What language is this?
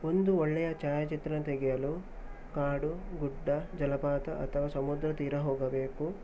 Kannada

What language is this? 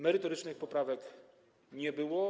Polish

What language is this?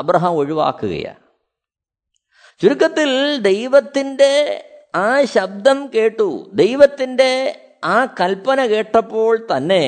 Malayalam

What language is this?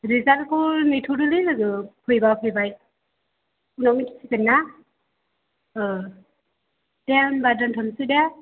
Bodo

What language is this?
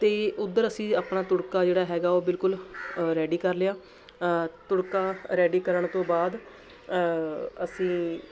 Punjabi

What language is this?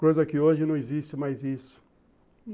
Portuguese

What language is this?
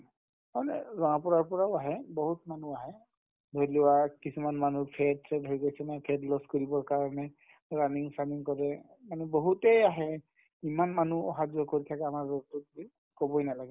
Assamese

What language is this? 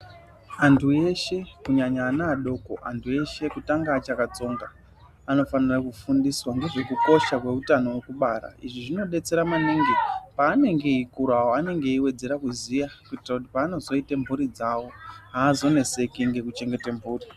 Ndau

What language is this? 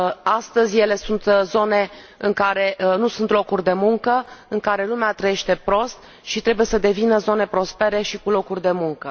Romanian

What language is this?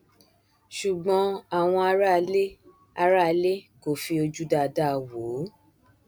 Yoruba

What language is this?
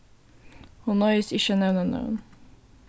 Faroese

